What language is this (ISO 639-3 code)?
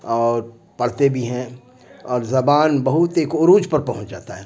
urd